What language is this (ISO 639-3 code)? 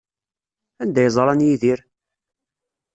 kab